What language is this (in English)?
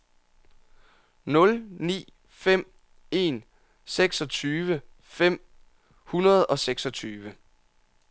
Danish